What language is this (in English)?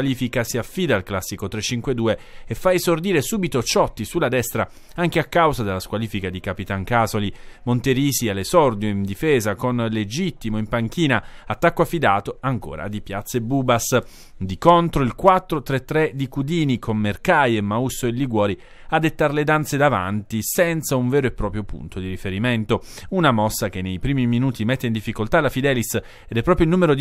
Italian